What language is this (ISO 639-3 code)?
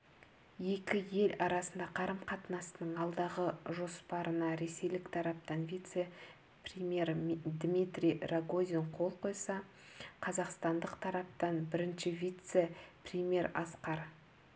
kaz